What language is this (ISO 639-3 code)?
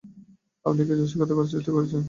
ben